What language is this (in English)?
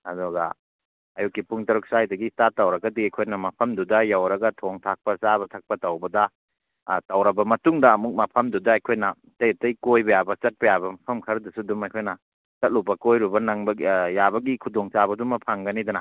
Manipuri